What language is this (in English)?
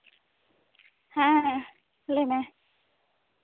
Santali